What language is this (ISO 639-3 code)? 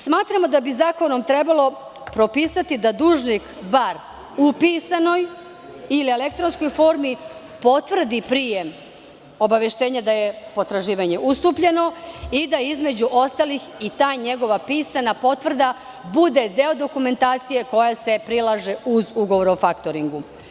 srp